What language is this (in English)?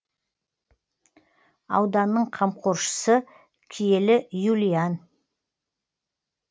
Kazakh